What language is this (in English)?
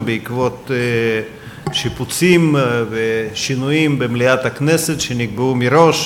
Hebrew